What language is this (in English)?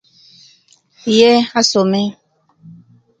Kenyi